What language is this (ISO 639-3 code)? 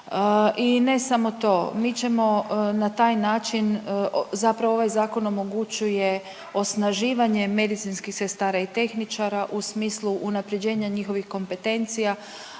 hrv